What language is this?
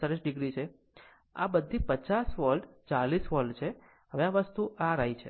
Gujarati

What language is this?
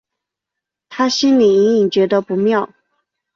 Chinese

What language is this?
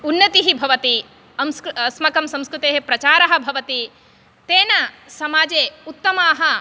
Sanskrit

